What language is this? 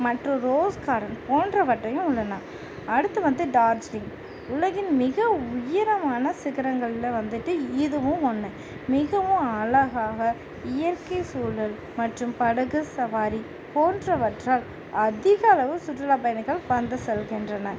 Tamil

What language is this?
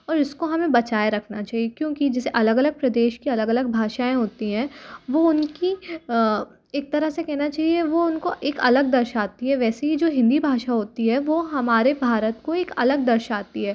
Hindi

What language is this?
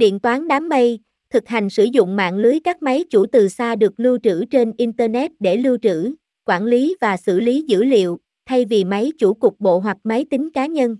Vietnamese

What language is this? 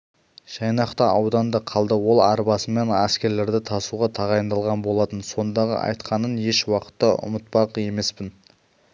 Kazakh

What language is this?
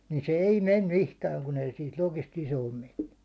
Finnish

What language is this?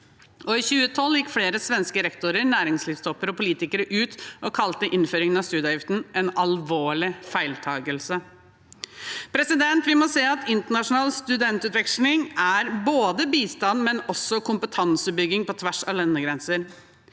Norwegian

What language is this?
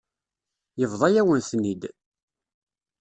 Kabyle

